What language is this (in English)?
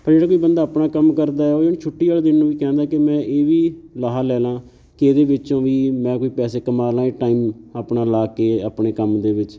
Punjabi